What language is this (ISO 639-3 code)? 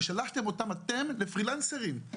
heb